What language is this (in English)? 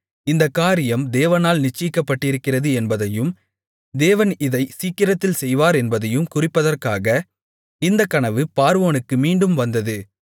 Tamil